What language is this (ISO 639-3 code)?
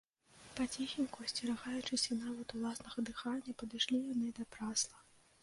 bel